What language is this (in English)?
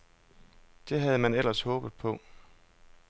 Danish